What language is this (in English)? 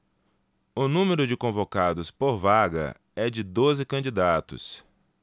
Portuguese